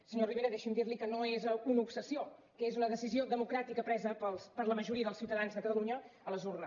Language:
Catalan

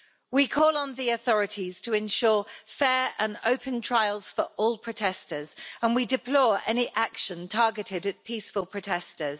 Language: English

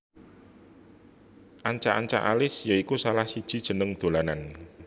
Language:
Javanese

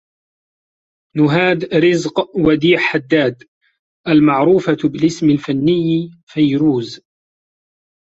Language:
Arabic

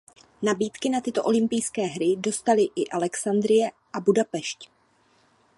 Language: Czech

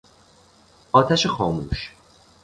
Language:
Persian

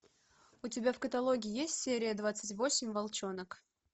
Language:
Russian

